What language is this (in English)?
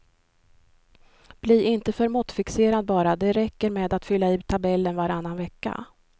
Swedish